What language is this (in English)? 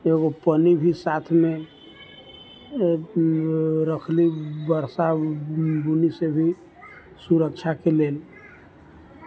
Maithili